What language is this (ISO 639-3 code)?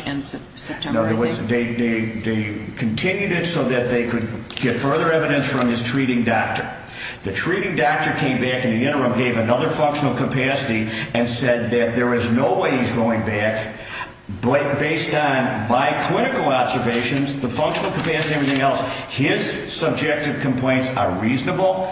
eng